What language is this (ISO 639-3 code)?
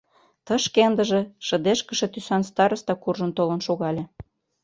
chm